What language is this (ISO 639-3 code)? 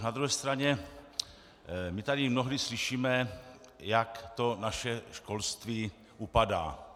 ces